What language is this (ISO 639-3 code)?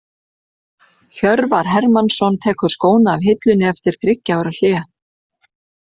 isl